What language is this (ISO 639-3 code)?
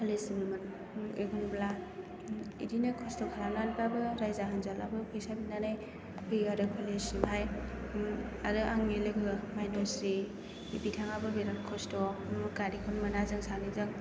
brx